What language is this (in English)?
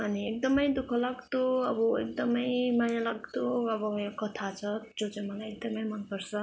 Nepali